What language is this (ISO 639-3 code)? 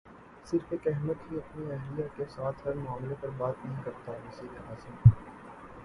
urd